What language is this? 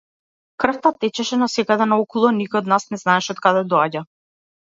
Macedonian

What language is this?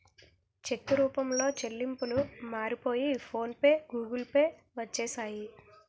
Telugu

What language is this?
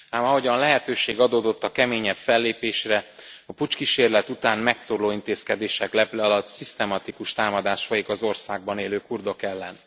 Hungarian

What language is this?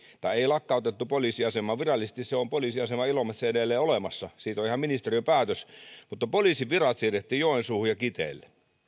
Finnish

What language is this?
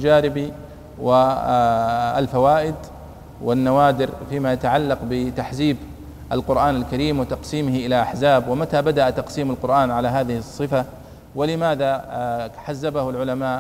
Arabic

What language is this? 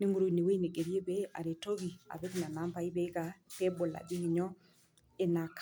Masai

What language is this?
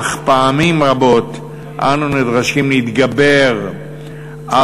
Hebrew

